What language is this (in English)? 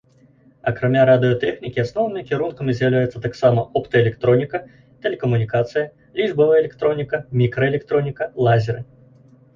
Belarusian